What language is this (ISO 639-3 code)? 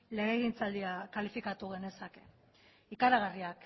eus